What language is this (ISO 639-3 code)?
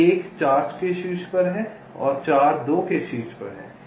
hin